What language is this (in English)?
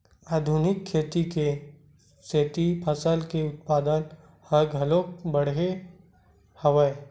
Chhattisgarhi